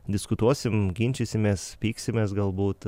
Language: Lithuanian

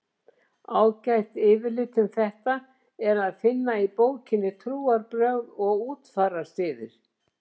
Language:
Icelandic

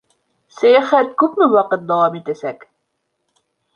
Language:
Bashkir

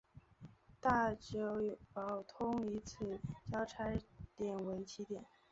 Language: Chinese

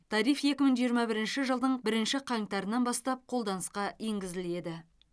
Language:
Kazakh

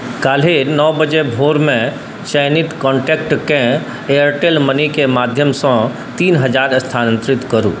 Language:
Maithili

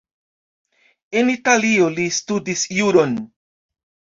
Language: Esperanto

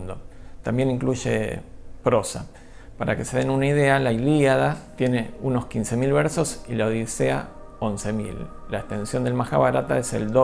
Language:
Spanish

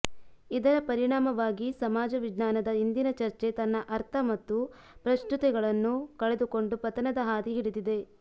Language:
Kannada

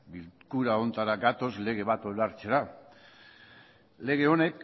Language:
Basque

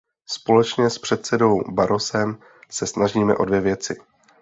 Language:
Czech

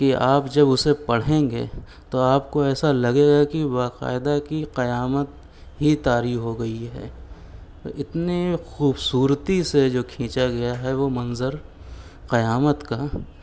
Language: Urdu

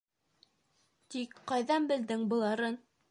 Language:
Bashkir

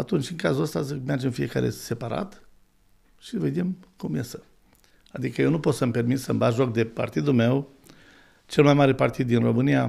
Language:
Romanian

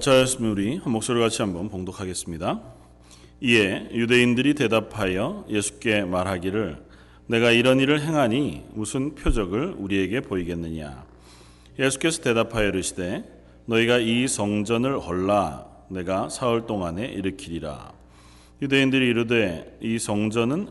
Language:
Korean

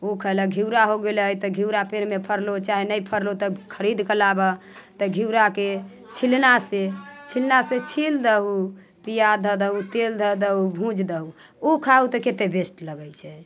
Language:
Maithili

